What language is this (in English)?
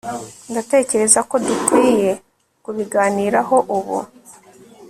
Kinyarwanda